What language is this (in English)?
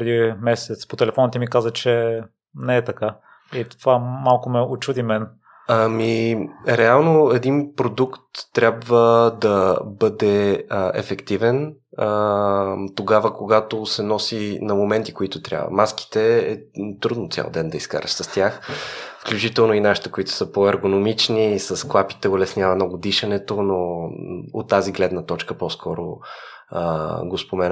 Bulgarian